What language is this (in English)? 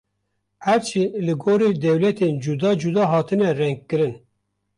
Kurdish